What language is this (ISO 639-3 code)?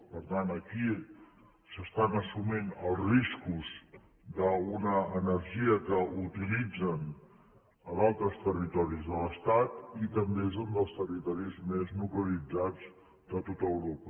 cat